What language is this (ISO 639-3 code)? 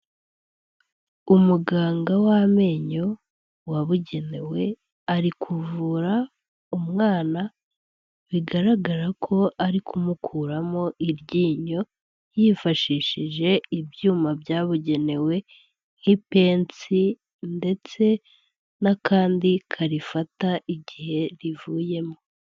kin